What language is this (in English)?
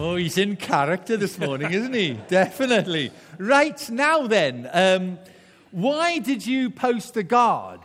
English